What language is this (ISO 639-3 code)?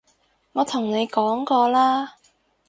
yue